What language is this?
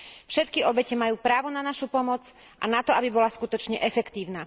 Slovak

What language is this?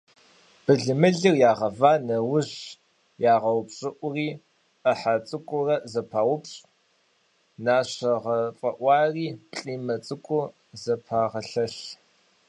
Kabardian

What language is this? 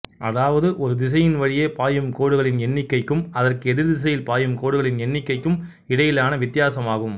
Tamil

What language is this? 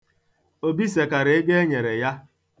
Igbo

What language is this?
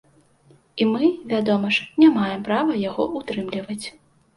Belarusian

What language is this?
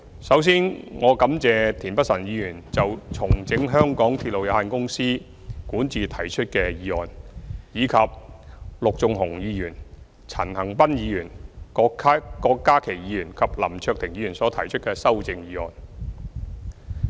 Cantonese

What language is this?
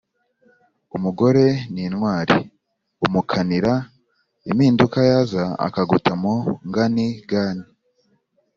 Kinyarwanda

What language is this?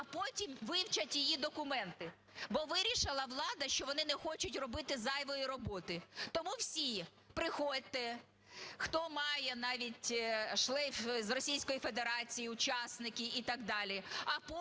Ukrainian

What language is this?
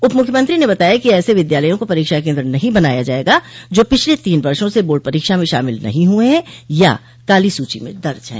Hindi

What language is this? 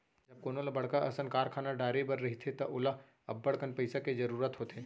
Chhattisgarhi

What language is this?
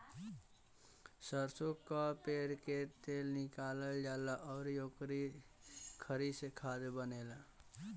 Bhojpuri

